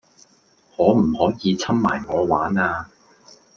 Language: Cantonese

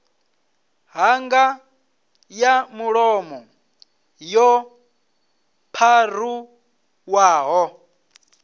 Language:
Venda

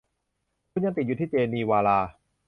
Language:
Thai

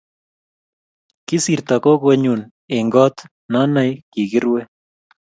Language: Kalenjin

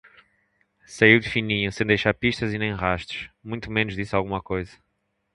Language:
Portuguese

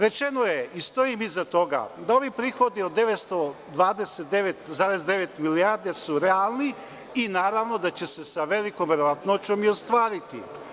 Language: Serbian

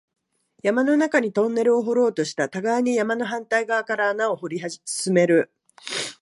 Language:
Japanese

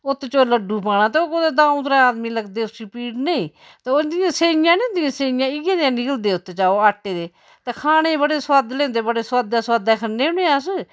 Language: Dogri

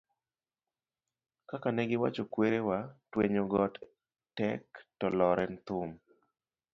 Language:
Luo (Kenya and Tanzania)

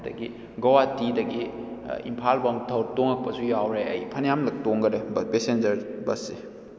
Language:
Manipuri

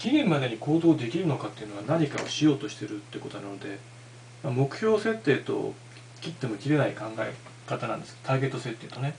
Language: Japanese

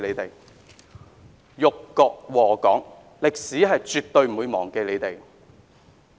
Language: Cantonese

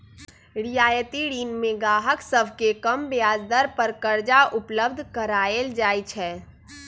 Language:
Magahi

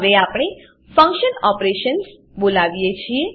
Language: Gujarati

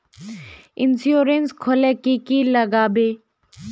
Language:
Magahi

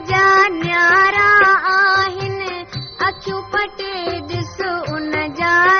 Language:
Hindi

